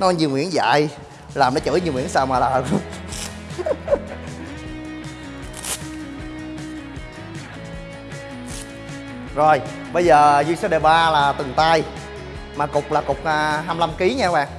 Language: Vietnamese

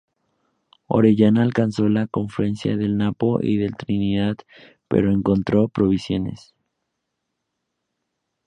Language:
Spanish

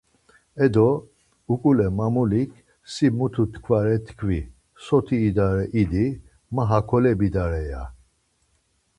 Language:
Laz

